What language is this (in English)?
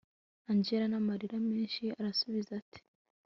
Kinyarwanda